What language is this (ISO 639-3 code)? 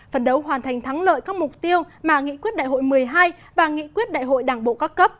vie